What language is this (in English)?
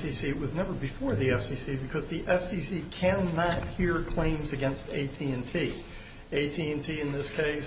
English